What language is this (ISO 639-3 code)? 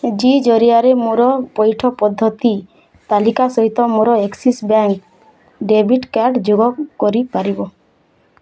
ori